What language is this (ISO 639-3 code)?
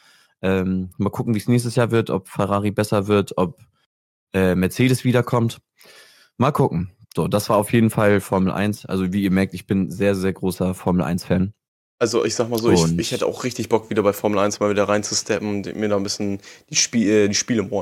deu